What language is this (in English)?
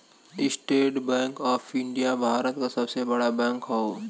Bhojpuri